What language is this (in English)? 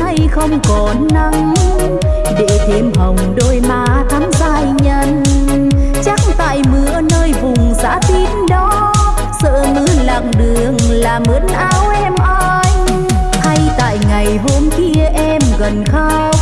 Vietnamese